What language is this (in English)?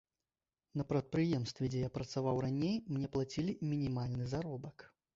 Belarusian